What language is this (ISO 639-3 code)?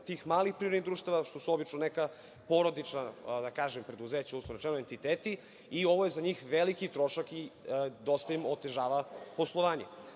srp